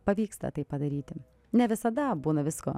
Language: Lithuanian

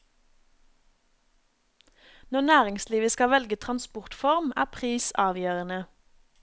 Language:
Norwegian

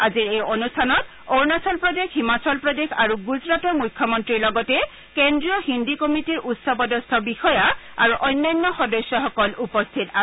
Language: Assamese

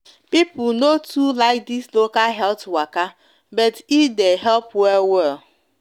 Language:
Nigerian Pidgin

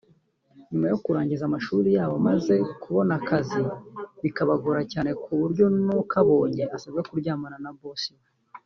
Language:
Kinyarwanda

